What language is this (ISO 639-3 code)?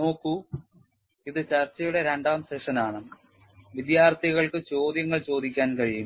mal